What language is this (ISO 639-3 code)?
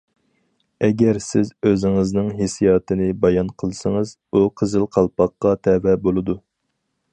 uig